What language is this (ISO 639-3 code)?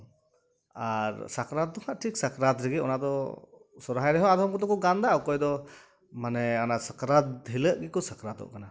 sat